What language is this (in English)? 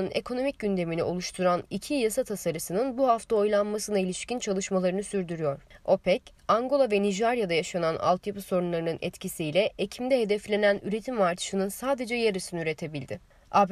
Turkish